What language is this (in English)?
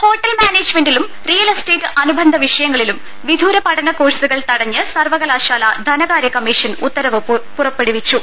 Malayalam